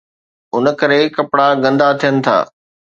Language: Sindhi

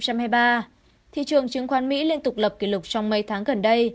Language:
Vietnamese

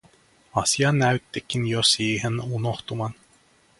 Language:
Finnish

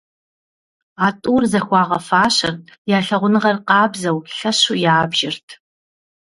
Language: Kabardian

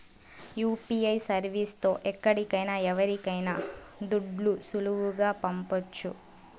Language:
Telugu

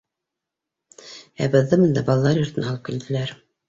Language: Bashkir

